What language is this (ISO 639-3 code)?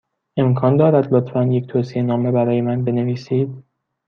fas